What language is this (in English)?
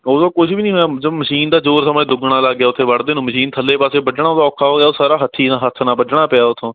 Punjabi